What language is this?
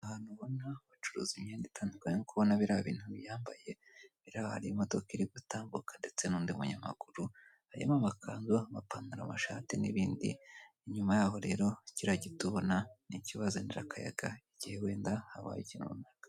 Kinyarwanda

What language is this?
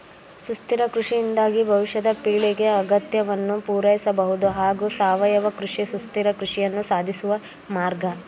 Kannada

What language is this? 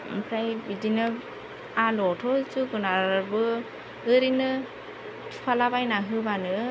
Bodo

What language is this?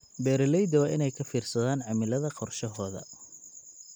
Somali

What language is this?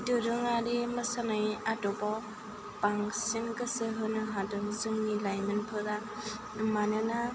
Bodo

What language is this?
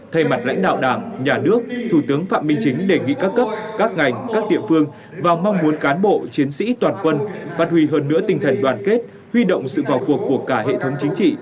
Vietnamese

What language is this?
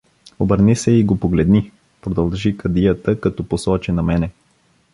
Bulgarian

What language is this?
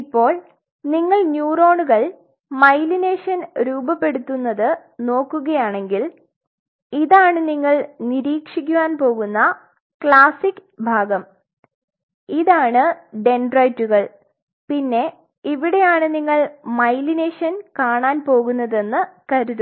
Malayalam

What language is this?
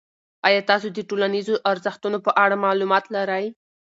Pashto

